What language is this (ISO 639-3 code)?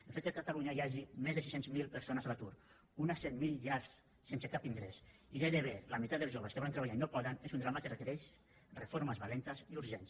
cat